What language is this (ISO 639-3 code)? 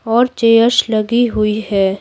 hin